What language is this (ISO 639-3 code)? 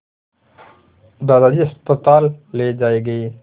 hin